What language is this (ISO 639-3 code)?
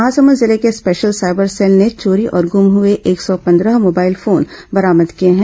hin